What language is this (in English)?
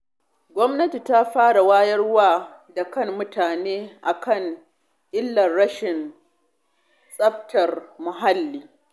Hausa